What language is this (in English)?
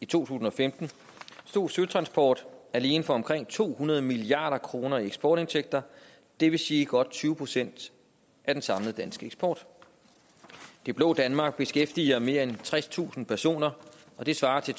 Danish